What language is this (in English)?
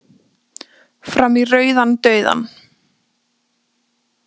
Icelandic